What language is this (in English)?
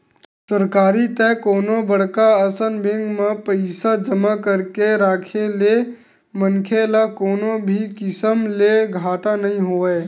Chhattisgarhi